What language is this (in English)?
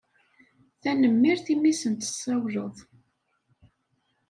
Kabyle